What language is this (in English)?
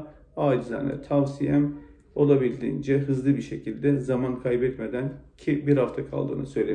Turkish